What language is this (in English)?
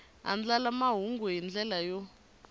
Tsonga